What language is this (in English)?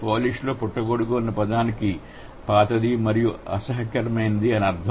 Telugu